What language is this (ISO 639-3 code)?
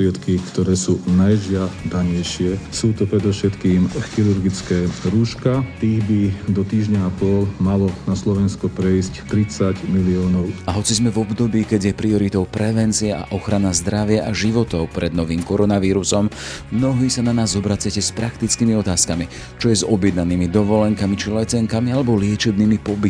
slk